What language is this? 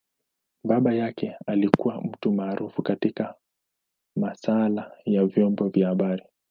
Swahili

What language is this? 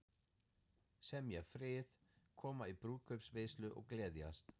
Icelandic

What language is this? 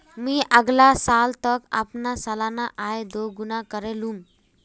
Magahi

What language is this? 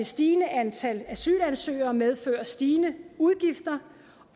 Danish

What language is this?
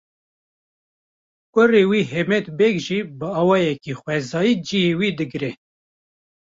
Kurdish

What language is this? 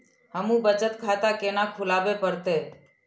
Maithili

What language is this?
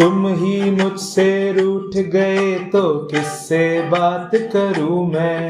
Hindi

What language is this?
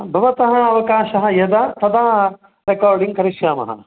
Sanskrit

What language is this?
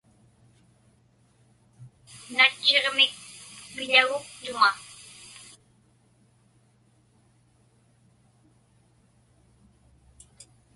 Inupiaq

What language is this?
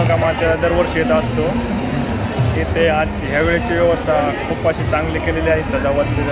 Romanian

